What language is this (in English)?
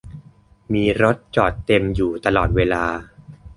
Thai